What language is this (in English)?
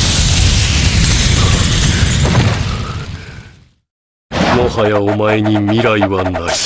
Japanese